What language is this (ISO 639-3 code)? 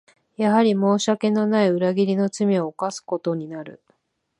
jpn